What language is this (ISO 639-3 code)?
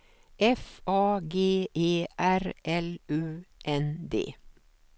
swe